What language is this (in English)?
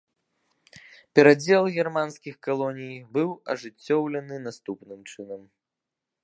Belarusian